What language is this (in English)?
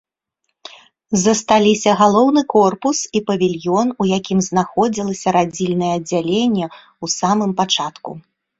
Belarusian